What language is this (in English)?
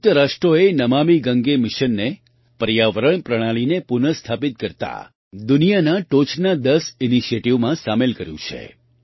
Gujarati